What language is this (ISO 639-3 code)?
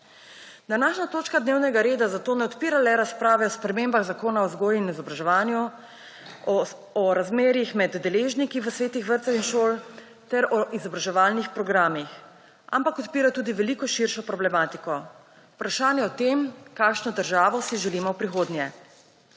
slv